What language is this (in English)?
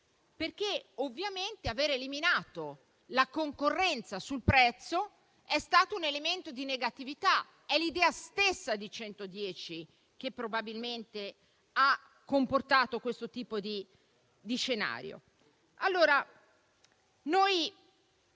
Italian